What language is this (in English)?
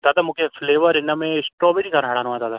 Sindhi